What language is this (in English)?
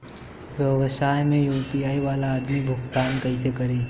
Bhojpuri